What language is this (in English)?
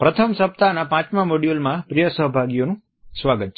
Gujarati